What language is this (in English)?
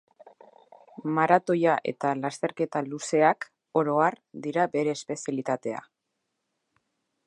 Basque